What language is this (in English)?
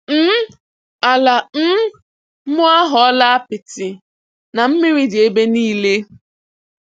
Igbo